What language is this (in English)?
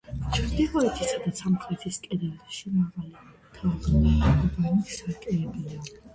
Georgian